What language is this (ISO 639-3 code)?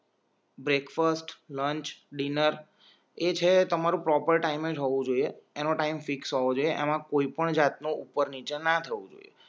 guj